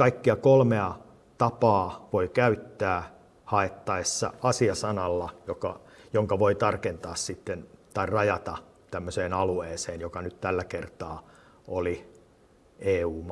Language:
Finnish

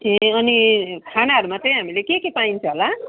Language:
Nepali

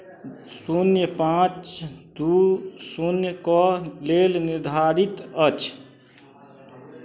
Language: Maithili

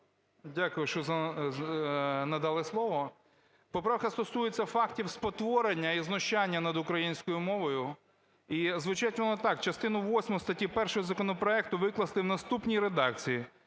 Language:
Ukrainian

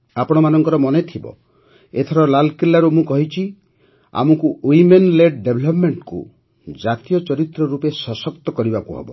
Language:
Odia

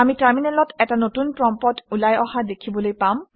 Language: Assamese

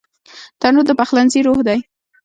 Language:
Pashto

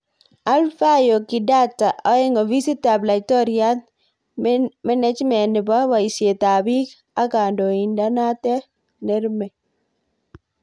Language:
Kalenjin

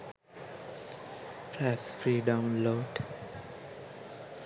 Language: Sinhala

